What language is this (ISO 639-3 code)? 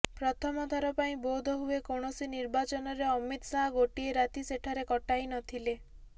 ori